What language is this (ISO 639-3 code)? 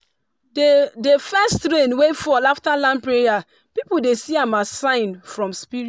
pcm